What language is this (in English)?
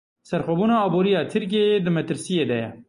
Kurdish